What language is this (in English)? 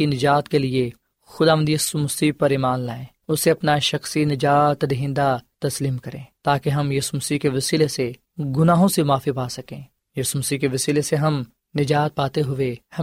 Urdu